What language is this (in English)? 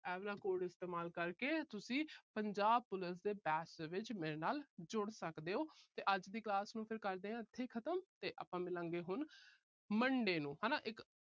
Punjabi